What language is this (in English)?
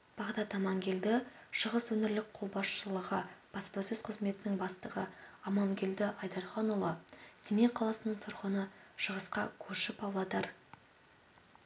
Kazakh